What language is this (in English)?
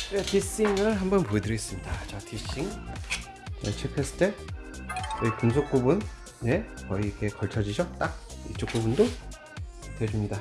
Korean